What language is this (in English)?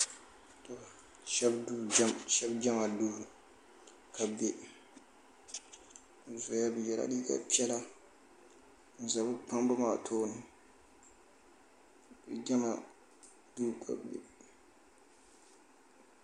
Dagbani